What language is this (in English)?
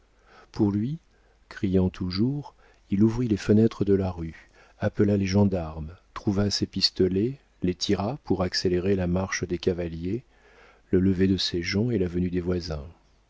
French